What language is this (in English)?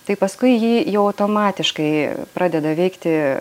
Lithuanian